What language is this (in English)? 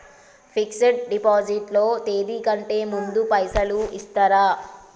Telugu